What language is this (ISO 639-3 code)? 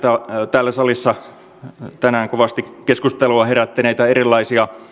fin